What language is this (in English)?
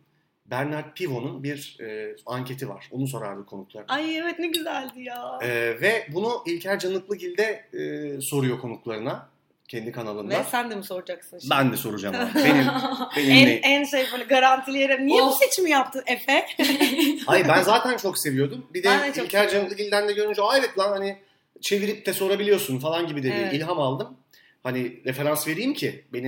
Turkish